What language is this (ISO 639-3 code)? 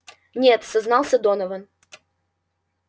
rus